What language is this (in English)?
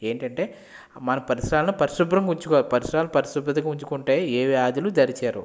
Telugu